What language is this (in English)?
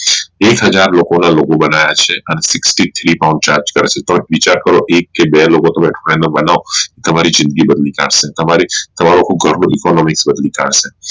Gujarati